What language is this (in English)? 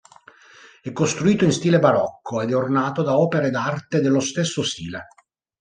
Italian